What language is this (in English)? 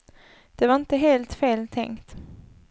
Swedish